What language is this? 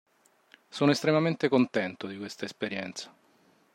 Italian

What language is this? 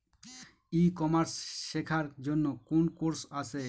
Bangla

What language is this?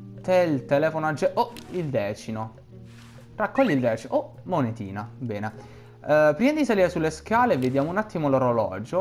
Italian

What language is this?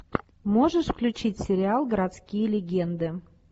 Russian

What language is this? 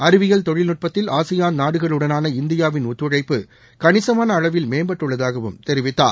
Tamil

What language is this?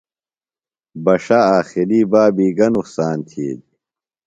Phalura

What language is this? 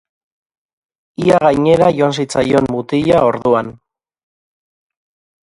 Basque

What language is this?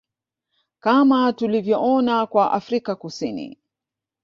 Swahili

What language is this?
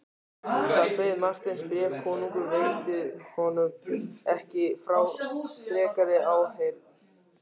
Icelandic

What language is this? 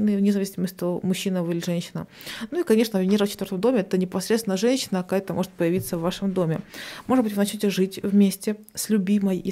Russian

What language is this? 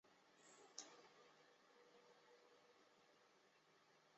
Chinese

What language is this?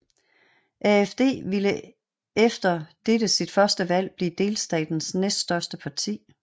Danish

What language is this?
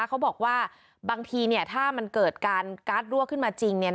Thai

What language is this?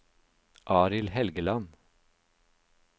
Norwegian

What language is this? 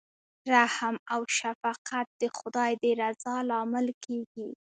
Pashto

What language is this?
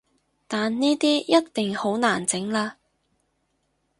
Cantonese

